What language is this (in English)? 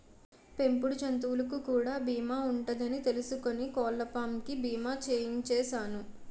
Telugu